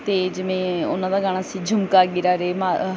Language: Punjabi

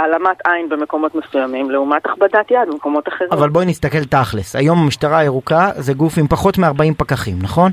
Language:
Hebrew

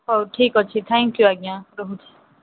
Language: Odia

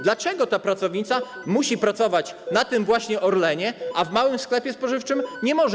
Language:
Polish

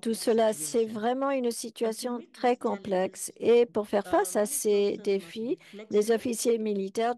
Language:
French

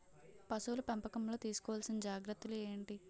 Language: Telugu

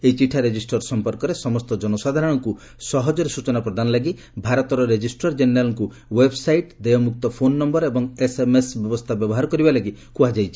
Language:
Odia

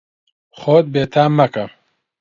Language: Central Kurdish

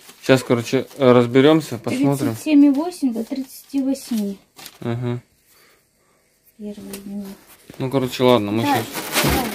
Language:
Russian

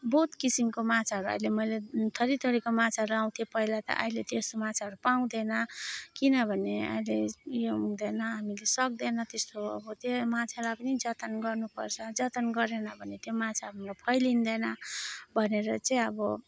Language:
Nepali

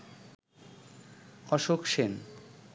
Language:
Bangla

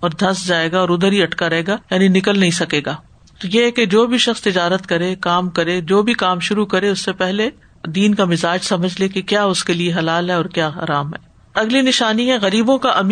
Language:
Urdu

